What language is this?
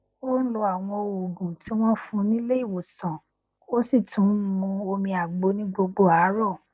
Yoruba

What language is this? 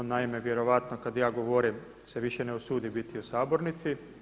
Croatian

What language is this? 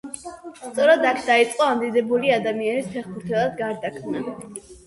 Georgian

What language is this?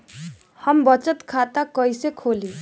Bhojpuri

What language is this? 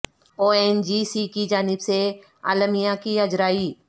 Urdu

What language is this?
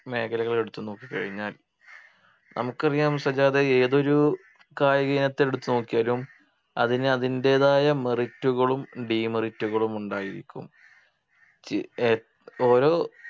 Malayalam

